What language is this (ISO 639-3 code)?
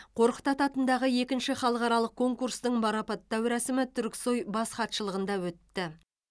kaz